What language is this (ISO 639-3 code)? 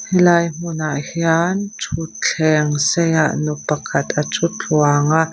lus